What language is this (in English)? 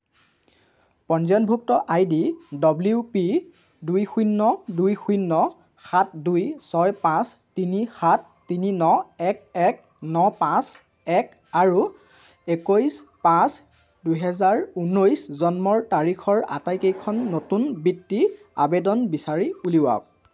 Assamese